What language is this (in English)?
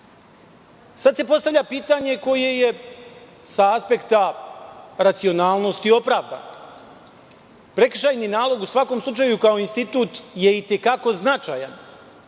Serbian